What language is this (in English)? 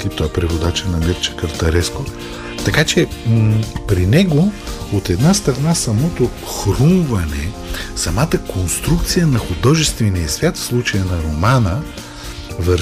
Bulgarian